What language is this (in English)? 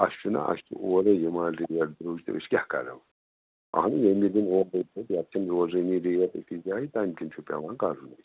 Kashmiri